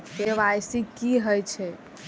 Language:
Maithili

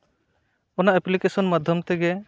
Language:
Santali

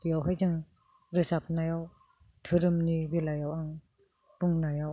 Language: Bodo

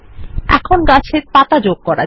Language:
Bangla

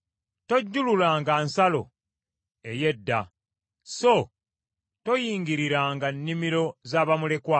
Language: Ganda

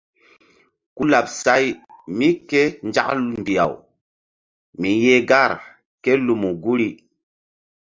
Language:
Mbum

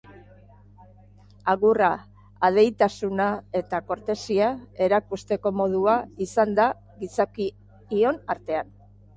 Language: Basque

